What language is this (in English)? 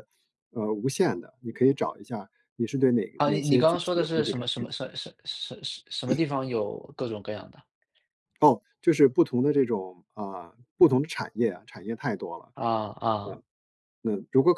Chinese